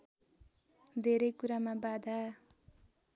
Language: Nepali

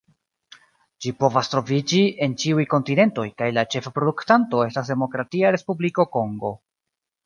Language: Esperanto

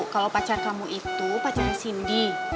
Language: Indonesian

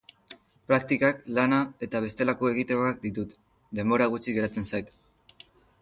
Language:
Basque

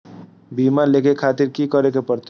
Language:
Maithili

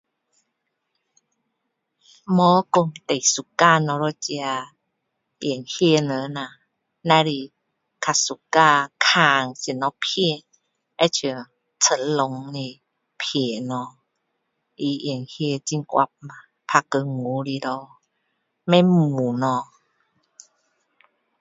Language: Min Dong Chinese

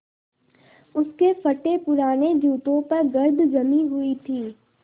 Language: Hindi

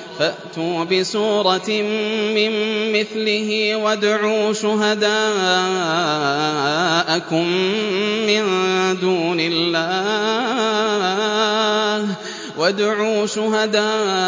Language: Arabic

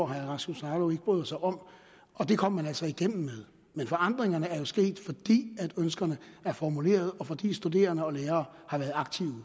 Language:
Danish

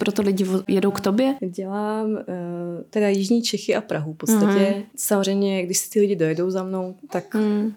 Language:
Czech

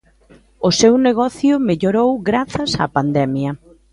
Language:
Galician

